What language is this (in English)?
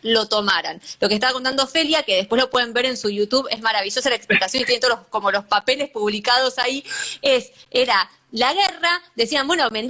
Spanish